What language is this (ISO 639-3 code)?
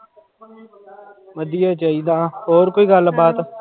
pan